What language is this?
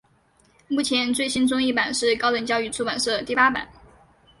Chinese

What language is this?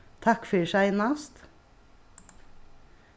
Faroese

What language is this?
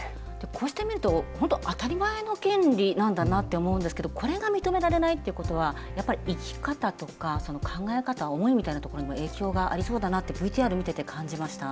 Japanese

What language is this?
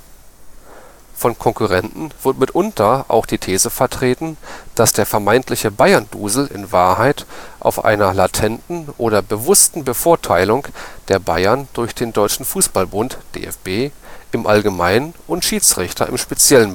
German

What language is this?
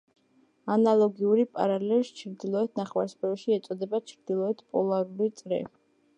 Georgian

